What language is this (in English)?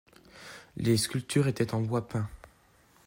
French